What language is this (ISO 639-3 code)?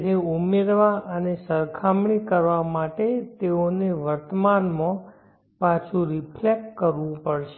guj